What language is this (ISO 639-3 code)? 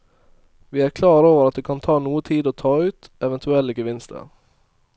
nor